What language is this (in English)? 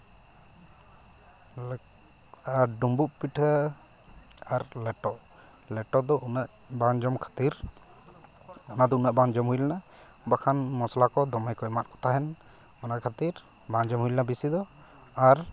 Santali